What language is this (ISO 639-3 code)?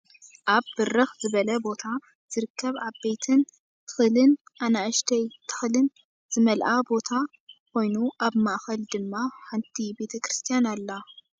tir